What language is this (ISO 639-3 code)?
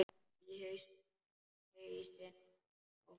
isl